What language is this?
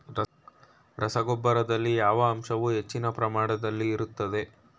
Kannada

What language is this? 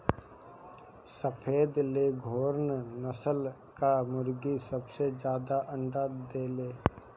Bhojpuri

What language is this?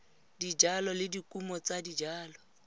Tswana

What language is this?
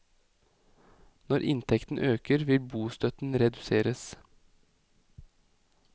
Norwegian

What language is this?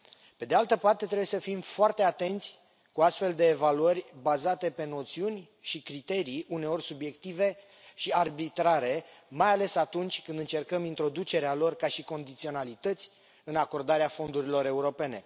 Romanian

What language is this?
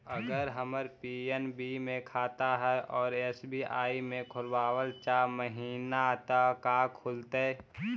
Magahi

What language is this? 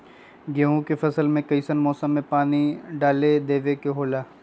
Magahi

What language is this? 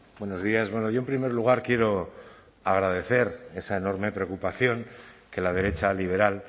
Spanish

